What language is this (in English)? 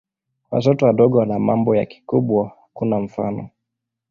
Swahili